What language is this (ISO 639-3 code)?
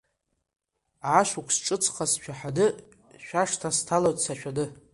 abk